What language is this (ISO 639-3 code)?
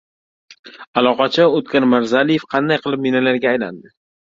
uzb